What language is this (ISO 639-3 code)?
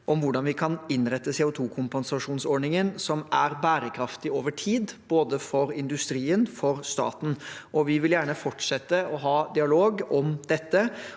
nor